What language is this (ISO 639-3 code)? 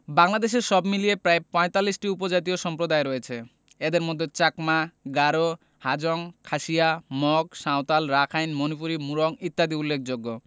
ben